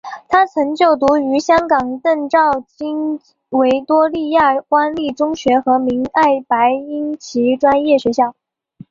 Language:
Chinese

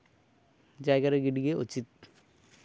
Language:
Santali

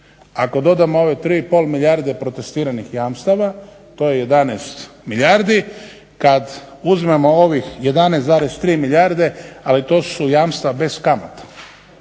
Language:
Croatian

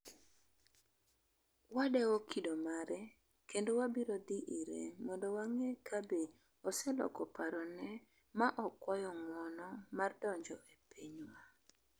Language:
Luo (Kenya and Tanzania)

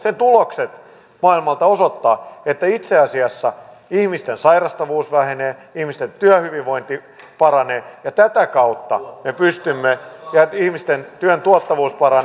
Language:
Finnish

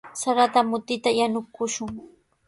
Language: Sihuas Ancash Quechua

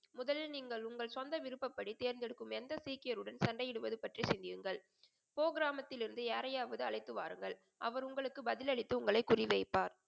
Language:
Tamil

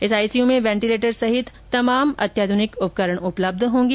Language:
Hindi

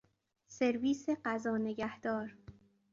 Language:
Persian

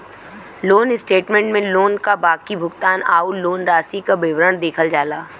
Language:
Bhojpuri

